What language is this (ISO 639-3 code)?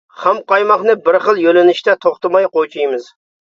uig